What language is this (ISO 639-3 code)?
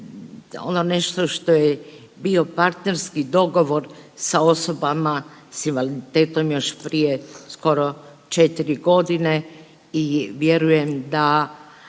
hrv